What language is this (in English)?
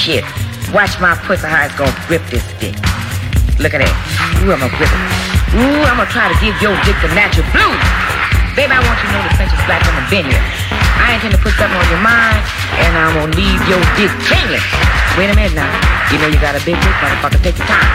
English